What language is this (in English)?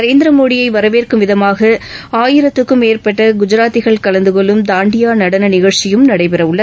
Tamil